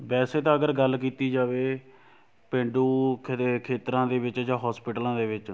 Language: Punjabi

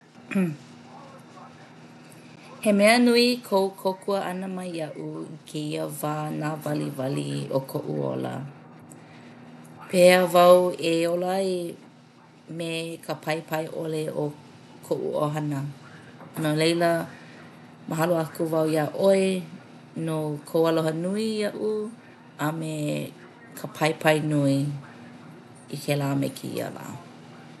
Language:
Hawaiian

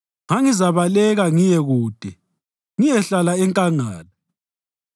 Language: North Ndebele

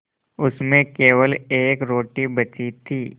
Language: Hindi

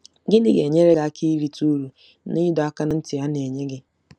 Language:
Igbo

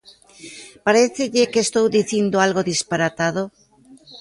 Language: Galician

